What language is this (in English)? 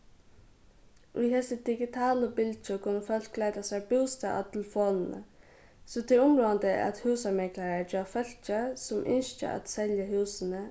Faroese